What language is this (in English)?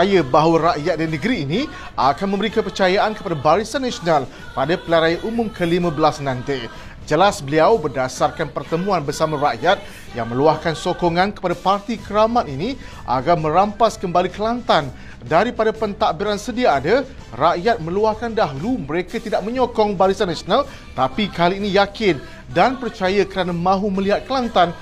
Malay